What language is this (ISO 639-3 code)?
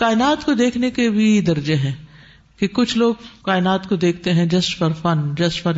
urd